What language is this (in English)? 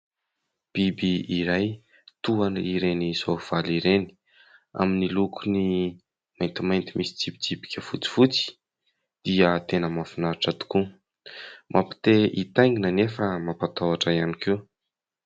Malagasy